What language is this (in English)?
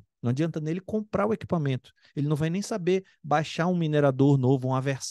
Portuguese